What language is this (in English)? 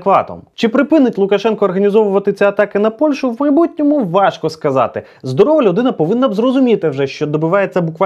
Ukrainian